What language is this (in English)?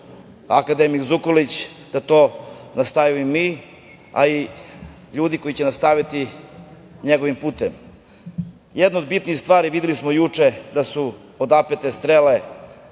Serbian